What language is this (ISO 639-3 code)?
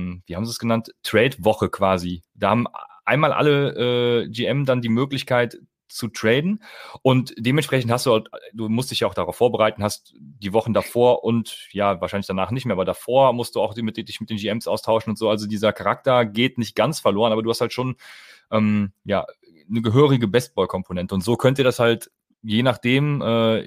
deu